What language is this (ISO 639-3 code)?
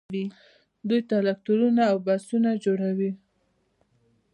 pus